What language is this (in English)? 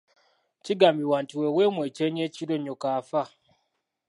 Ganda